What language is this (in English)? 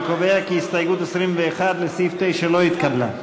Hebrew